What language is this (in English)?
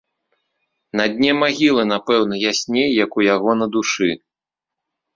Belarusian